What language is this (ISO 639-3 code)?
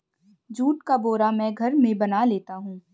hin